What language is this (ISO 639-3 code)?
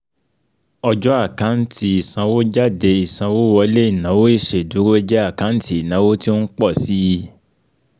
yor